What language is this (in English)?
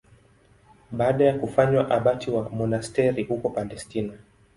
Swahili